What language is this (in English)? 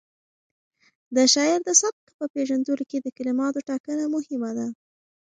Pashto